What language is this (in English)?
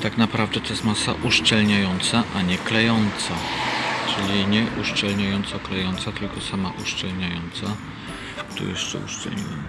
Polish